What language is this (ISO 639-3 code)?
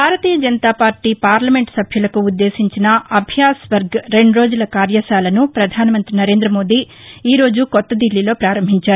tel